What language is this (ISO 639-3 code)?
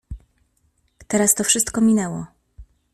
pol